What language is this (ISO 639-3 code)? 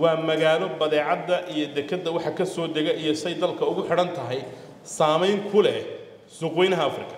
ara